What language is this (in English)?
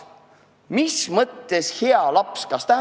Estonian